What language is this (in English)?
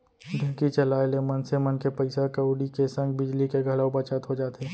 Chhattisgarhi